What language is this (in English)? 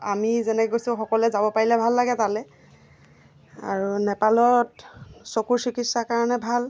Assamese